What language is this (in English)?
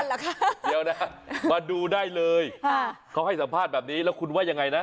Thai